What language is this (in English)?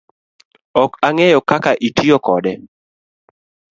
Luo (Kenya and Tanzania)